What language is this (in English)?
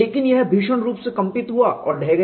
Hindi